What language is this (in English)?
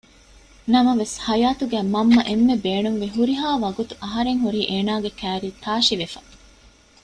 Divehi